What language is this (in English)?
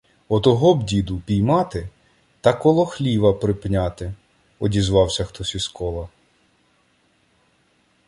Ukrainian